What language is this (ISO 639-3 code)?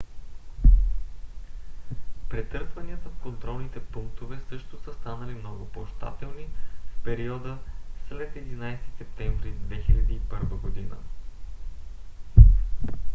bul